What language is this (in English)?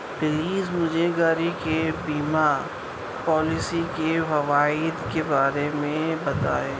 Urdu